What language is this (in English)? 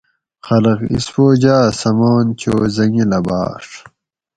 Gawri